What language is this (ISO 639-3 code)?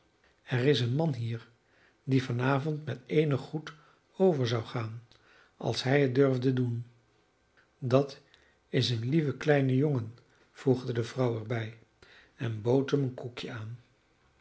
nld